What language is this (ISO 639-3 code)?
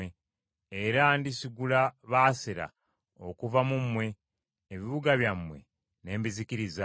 lug